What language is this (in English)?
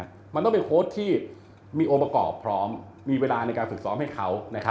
Thai